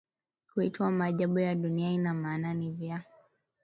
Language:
Swahili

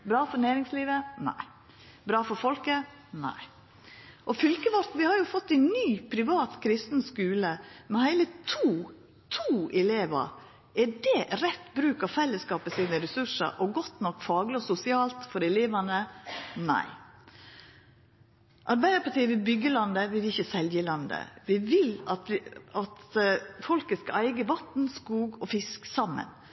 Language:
Norwegian Nynorsk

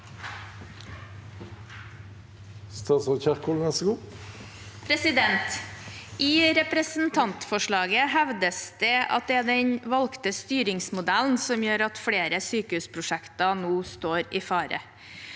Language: Norwegian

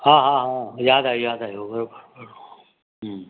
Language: Sindhi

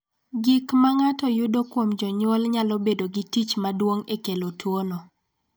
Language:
Luo (Kenya and Tanzania)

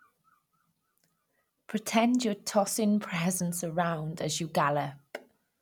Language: English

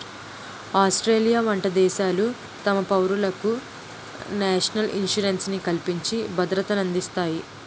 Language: Telugu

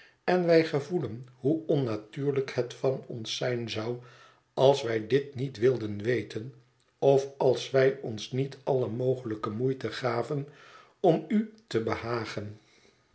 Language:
Dutch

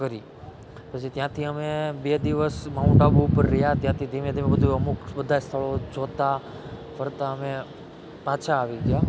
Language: Gujarati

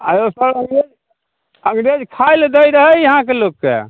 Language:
Maithili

